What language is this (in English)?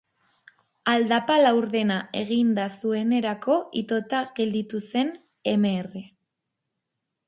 Basque